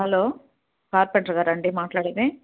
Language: Telugu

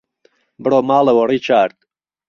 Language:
Central Kurdish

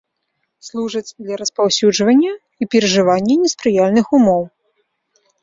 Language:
Belarusian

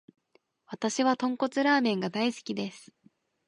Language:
Japanese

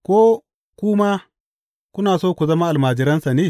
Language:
Hausa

